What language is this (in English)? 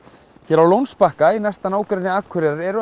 Icelandic